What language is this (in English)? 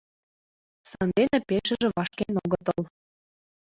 Mari